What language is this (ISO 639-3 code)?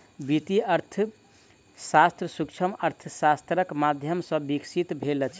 mai